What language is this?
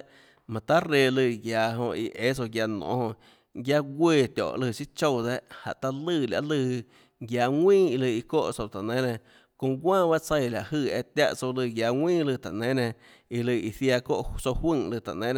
Tlacoatzintepec Chinantec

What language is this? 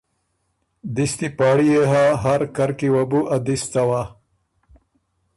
Ormuri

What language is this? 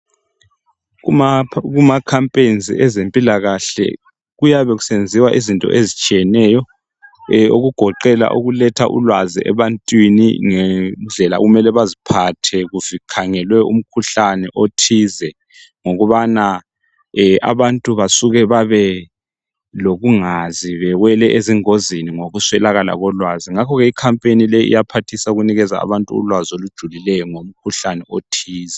North Ndebele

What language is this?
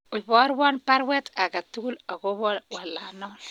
Kalenjin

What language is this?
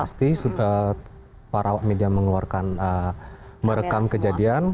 Indonesian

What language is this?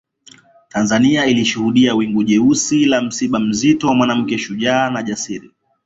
Swahili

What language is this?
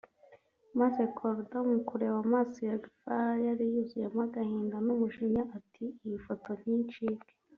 Kinyarwanda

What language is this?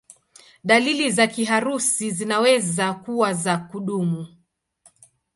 Swahili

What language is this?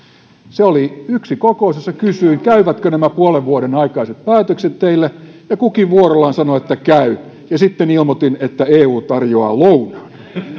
Finnish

